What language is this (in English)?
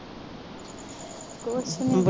Punjabi